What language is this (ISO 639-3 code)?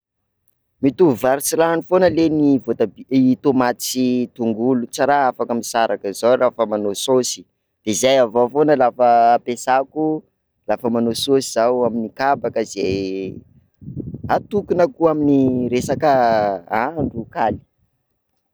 skg